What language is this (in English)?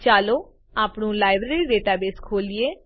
Gujarati